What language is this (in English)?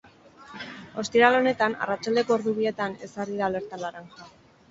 Basque